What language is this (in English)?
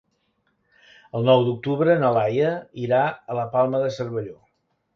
Catalan